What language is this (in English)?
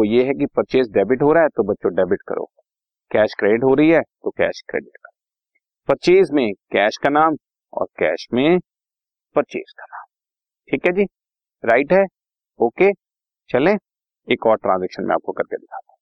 Hindi